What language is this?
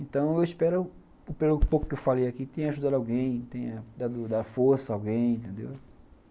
Portuguese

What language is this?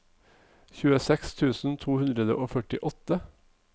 Norwegian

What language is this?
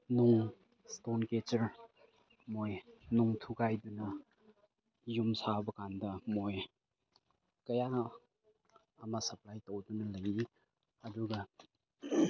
Manipuri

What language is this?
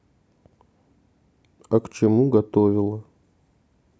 Russian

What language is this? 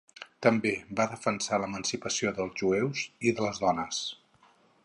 Catalan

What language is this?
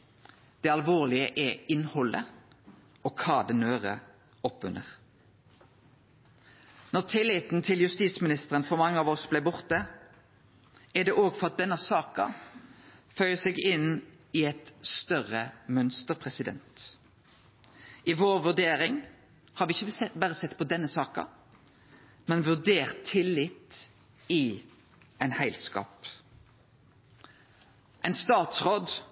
Norwegian Nynorsk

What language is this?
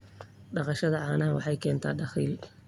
Somali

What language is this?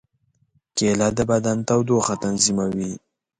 Pashto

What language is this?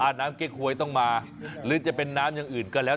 Thai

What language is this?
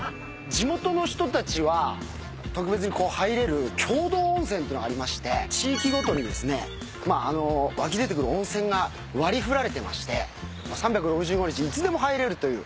Japanese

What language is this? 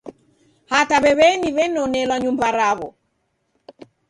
Taita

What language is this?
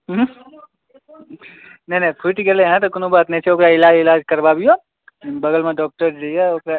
Maithili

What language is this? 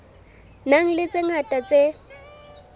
Southern Sotho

